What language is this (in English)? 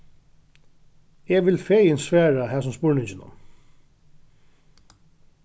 Faroese